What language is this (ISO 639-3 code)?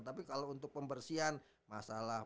ind